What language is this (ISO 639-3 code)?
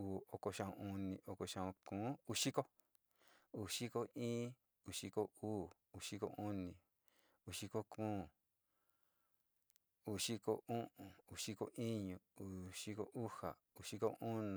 xti